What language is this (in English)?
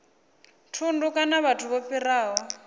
Venda